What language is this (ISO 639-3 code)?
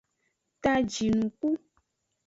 ajg